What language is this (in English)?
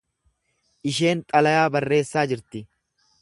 Oromo